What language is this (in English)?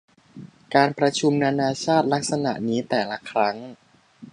Thai